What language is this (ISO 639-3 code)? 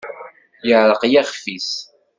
kab